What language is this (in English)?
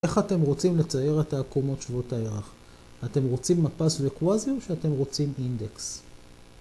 Hebrew